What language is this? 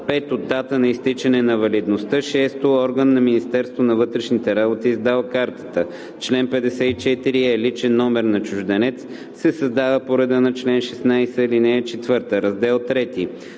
Bulgarian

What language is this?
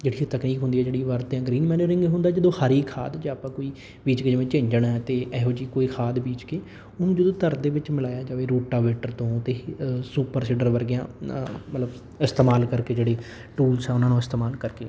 Punjabi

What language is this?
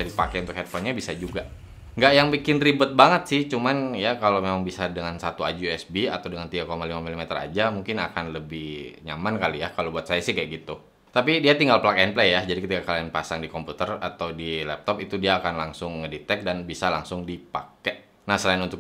Indonesian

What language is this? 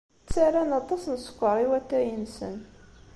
Kabyle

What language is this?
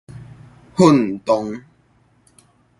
Min Nan Chinese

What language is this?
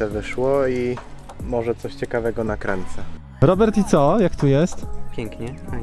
Polish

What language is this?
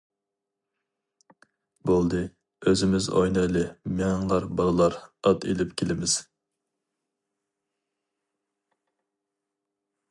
Uyghur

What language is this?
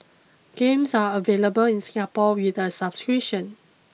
English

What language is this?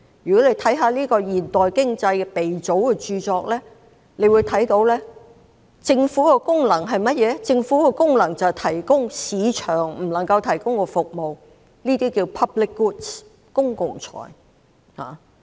Cantonese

